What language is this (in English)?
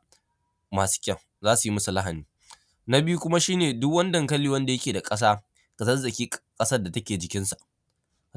Hausa